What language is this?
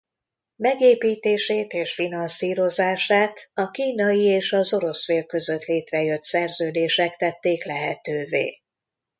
Hungarian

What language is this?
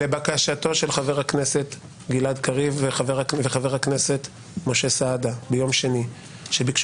Hebrew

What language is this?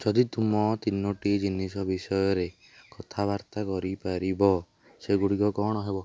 Odia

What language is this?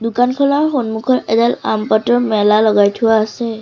Assamese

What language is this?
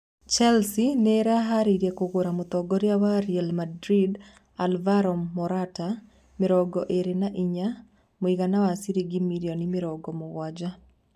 Kikuyu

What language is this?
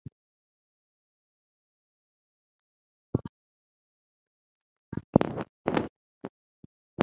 English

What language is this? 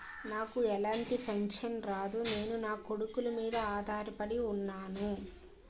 Telugu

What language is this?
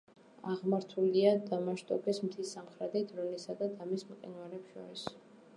Georgian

